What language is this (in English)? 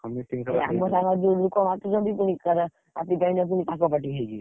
Odia